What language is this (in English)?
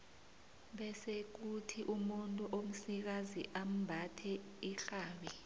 South Ndebele